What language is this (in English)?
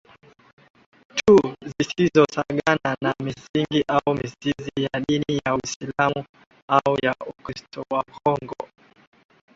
Swahili